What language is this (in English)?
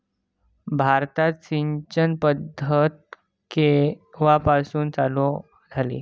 Marathi